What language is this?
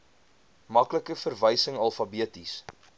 Afrikaans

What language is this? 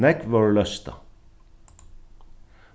Faroese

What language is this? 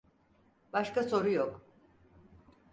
Turkish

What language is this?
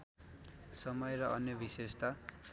Nepali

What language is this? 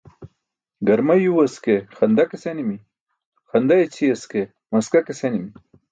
Burushaski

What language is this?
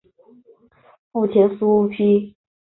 Chinese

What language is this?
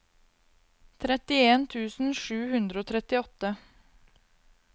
Norwegian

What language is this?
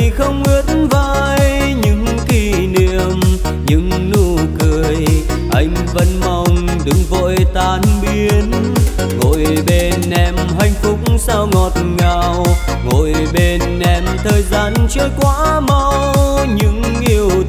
Vietnamese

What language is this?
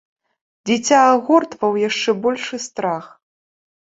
Belarusian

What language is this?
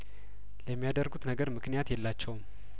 Amharic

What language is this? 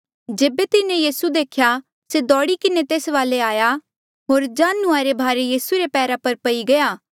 Mandeali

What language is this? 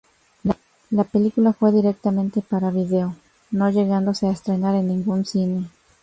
Spanish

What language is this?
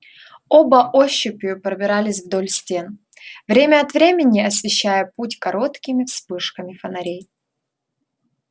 Russian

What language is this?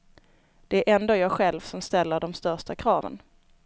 Swedish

